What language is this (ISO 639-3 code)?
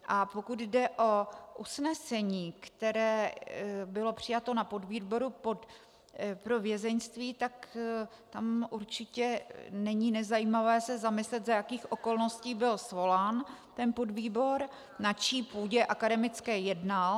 ces